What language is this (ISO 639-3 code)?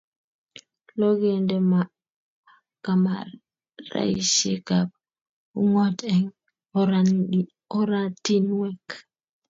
kln